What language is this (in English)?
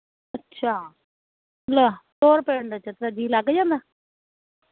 Punjabi